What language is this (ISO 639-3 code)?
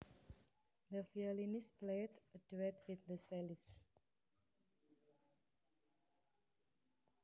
jav